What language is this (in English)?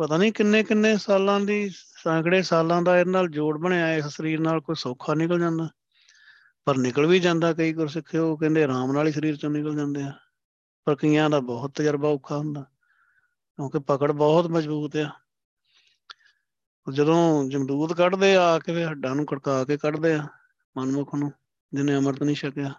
Punjabi